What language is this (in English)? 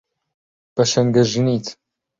Central Kurdish